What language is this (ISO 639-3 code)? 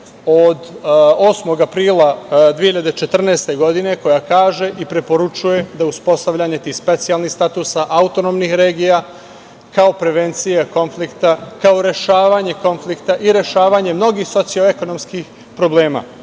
srp